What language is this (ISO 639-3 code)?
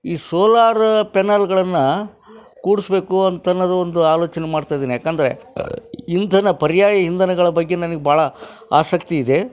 kan